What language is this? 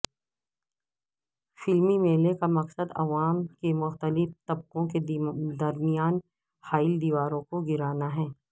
Urdu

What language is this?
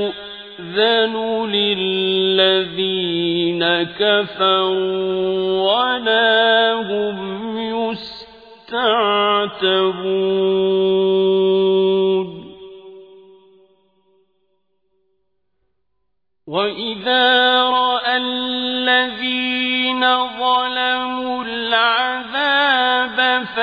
Arabic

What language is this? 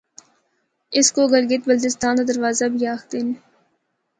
Northern Hindko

